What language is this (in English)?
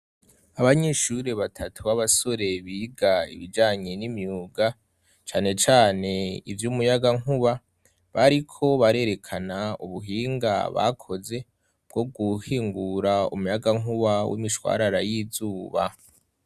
Rundi